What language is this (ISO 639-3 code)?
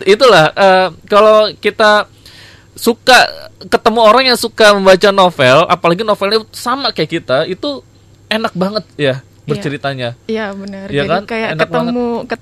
ind